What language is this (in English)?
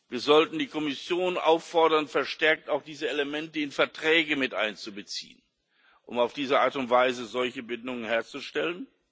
German